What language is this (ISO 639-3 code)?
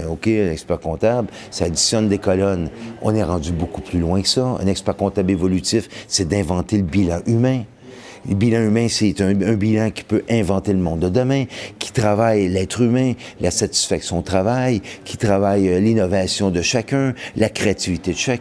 fra